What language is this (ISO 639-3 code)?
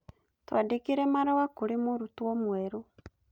kik